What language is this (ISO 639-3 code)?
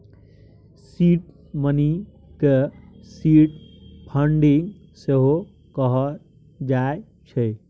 mai